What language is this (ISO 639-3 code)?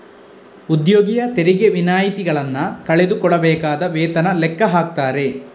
kan